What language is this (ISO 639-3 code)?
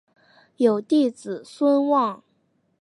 zho